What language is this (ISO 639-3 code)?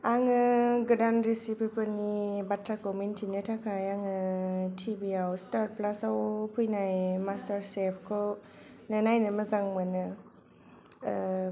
brx